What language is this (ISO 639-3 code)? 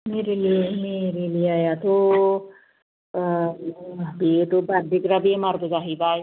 brx